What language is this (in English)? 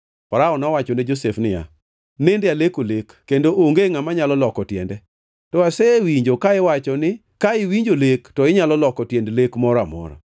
Luo (Kenya and Tanzania)